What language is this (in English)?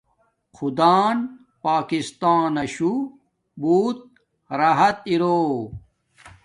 Domaaki